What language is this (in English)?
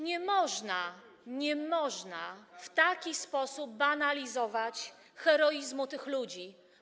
Polish